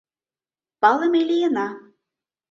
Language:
Mari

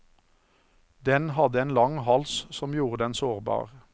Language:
Norwegian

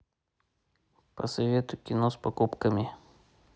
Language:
Russian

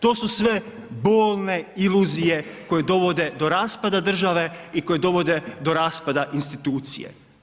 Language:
Croatian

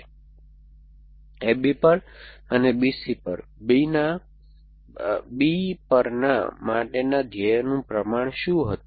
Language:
Gujarati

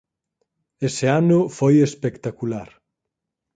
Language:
Galician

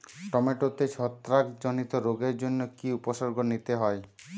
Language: Bangla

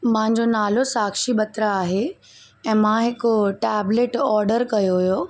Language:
Sindhi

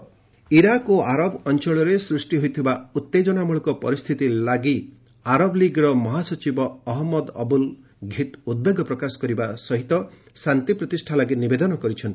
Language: Odia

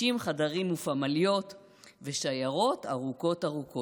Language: Hebrew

